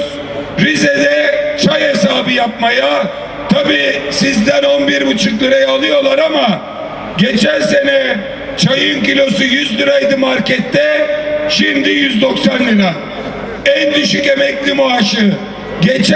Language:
Turkish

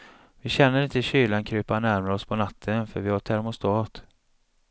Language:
Swedish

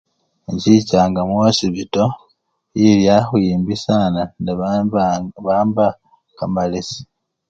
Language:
Luyia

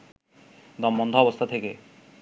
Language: Bangla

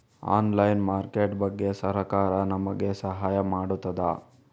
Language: Kannada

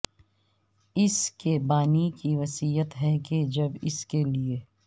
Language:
Urdu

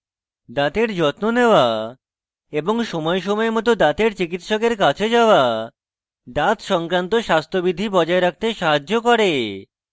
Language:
Bangla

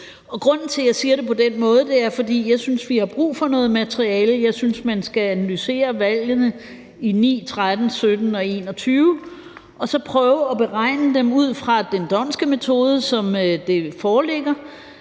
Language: Danish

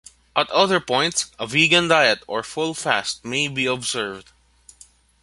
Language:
English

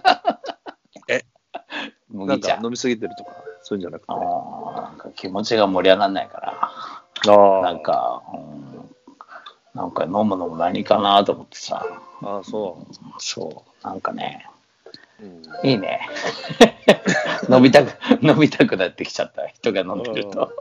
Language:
Japanese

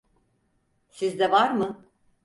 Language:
Turkish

